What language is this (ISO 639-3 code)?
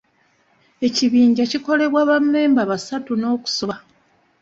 lug